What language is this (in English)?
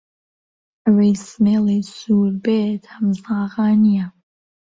Central Kurdish